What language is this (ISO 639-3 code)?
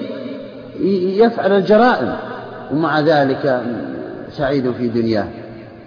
ara